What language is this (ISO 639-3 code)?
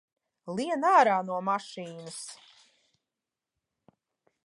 lav